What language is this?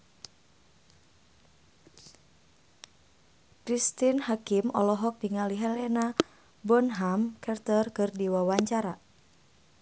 Sundanese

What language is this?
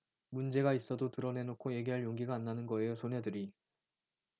Korean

